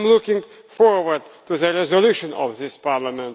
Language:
English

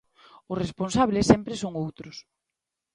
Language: Galician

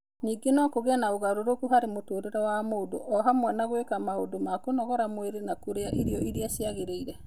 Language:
Kikuyu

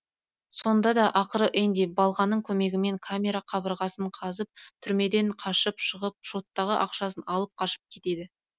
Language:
Kazakh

